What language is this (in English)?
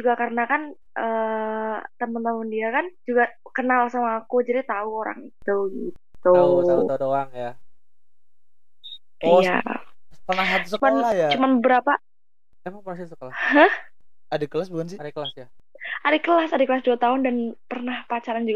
Indonesian